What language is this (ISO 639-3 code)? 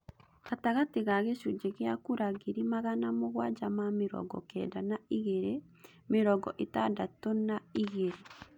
kik